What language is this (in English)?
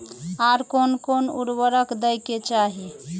Maithili